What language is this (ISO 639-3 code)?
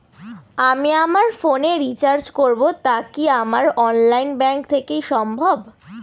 ben